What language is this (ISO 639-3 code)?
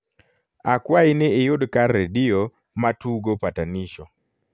luo